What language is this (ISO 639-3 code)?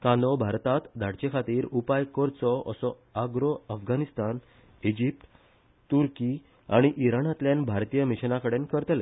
kok